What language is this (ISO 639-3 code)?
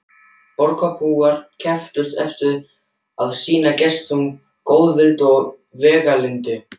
isl